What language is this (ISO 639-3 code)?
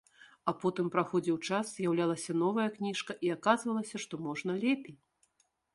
bel